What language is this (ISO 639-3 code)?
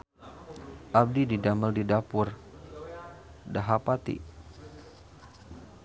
sun